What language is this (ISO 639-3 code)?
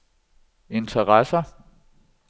dan